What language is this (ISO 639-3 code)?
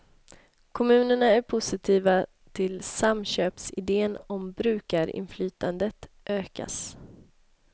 swe